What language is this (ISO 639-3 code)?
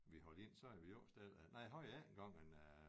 dan